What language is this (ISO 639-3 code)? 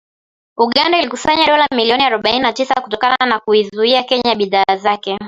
swa